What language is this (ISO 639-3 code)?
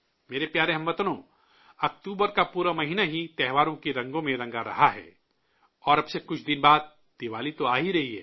urd